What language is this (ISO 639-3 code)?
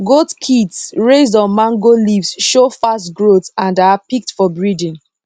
pcm